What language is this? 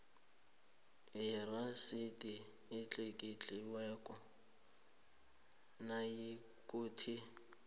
South Ndebele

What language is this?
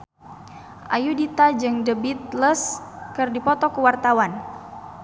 Sundanese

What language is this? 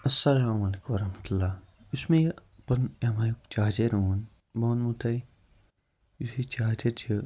Kashmiri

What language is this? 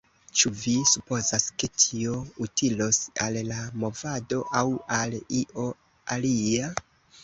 Esperanto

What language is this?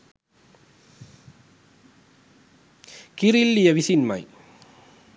Sinhala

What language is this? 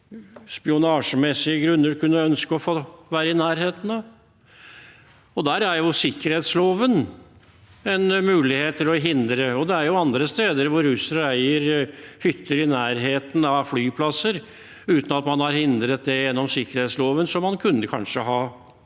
Norwegian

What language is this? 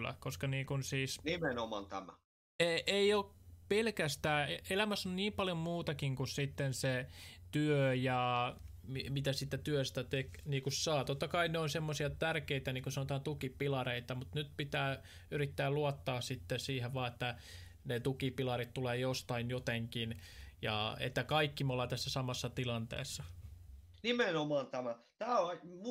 Finnish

